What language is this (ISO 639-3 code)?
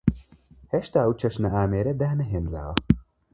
ckb